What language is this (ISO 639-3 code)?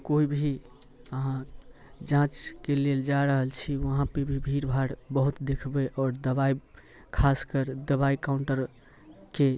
mai